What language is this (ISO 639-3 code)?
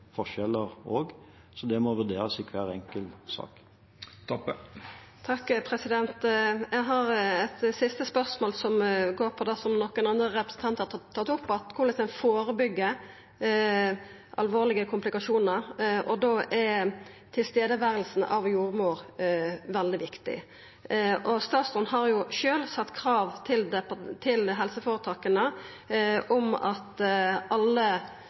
nor